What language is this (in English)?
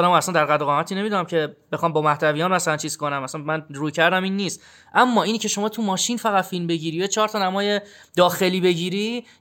Persian